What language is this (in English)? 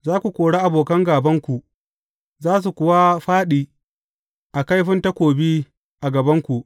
Hausa